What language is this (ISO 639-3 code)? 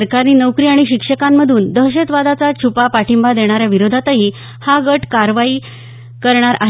mar